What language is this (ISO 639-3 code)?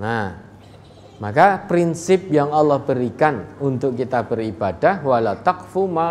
ind